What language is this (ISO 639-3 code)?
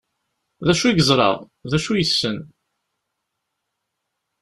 kab